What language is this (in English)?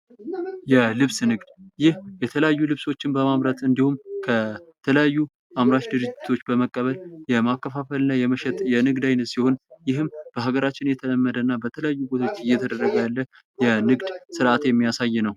Amharic